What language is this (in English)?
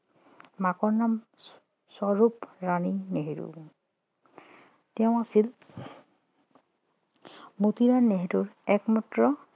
Assamese